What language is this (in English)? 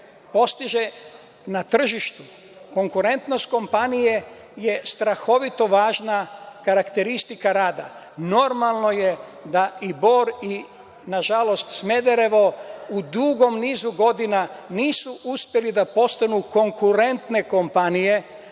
Serbian